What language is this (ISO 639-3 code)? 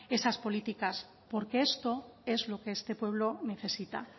spa